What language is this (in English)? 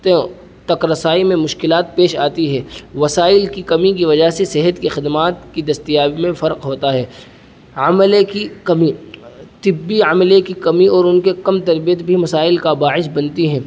Urdu